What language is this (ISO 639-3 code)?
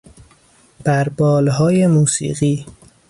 fas